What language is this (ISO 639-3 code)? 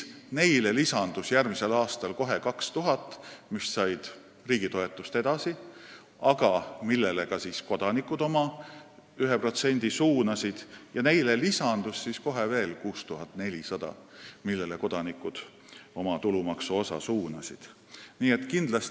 est